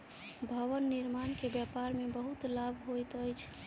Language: Maithili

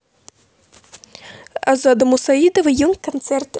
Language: Russian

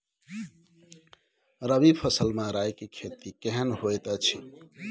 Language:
Maithili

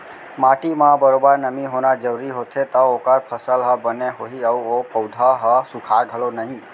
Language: Chhattisgarhi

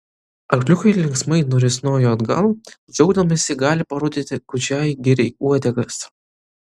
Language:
Lithuanian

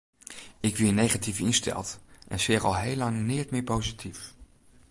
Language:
Western Frisian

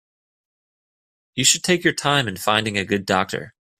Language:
English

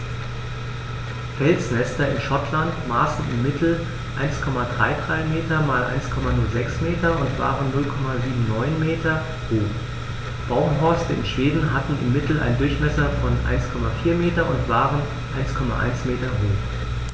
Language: German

